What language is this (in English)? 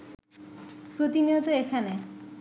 Bangla